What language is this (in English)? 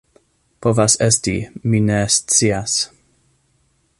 Esperanto